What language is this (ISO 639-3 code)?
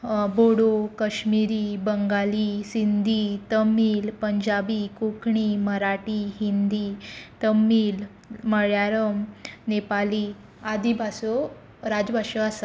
kok